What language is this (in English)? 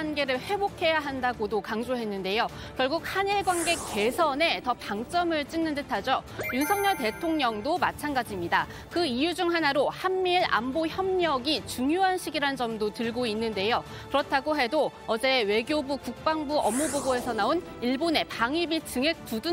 Korean